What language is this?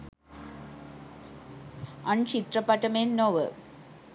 Sinhala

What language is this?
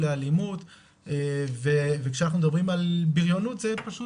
Hebrew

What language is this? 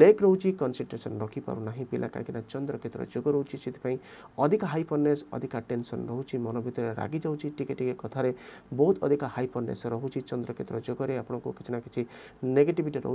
Hindi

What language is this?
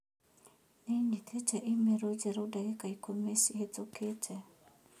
Kikuyu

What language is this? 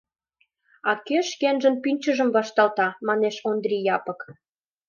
Mari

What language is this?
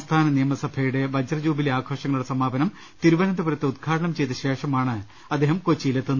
Malayalam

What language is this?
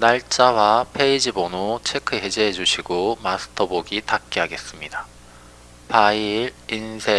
Korean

